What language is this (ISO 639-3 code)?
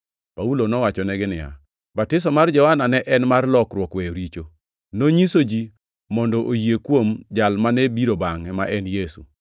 luo